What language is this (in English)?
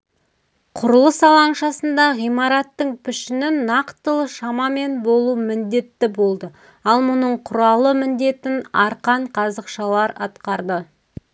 Kazakh